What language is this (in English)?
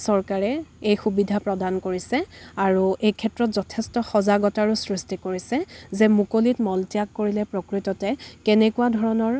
Assamese